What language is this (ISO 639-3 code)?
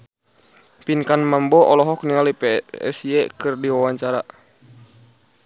sun